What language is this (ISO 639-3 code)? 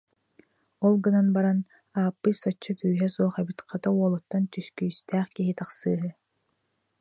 sah